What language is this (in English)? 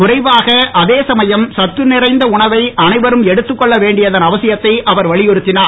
Tamil